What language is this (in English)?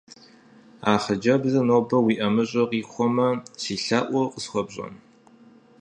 Kabardian